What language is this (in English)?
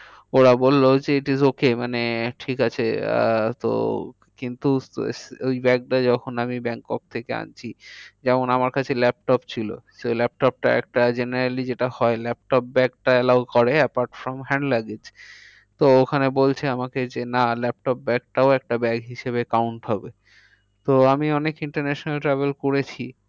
Bangla